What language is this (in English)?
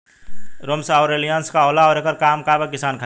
Bhojpuri